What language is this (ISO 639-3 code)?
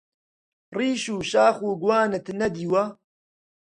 ckb